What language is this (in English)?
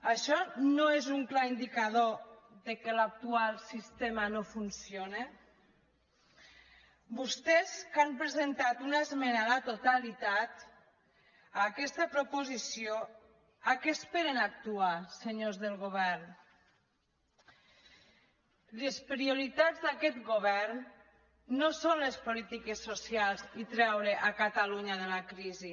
Catalan